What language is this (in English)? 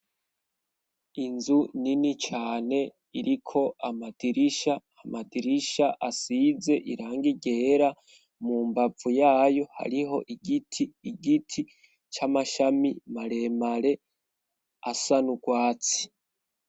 Rundi